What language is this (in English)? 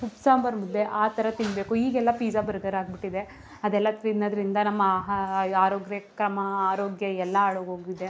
Kannada